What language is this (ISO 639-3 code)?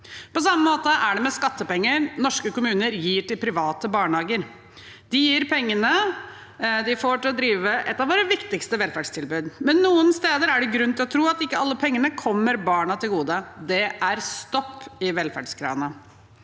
nor